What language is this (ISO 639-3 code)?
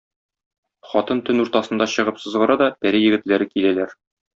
tat